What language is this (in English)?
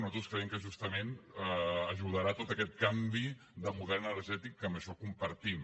Catalan